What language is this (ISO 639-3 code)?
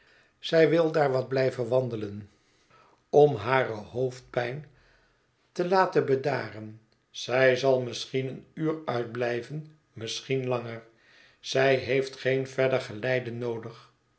nld